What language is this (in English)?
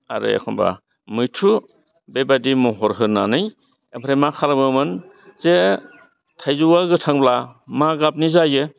Bodo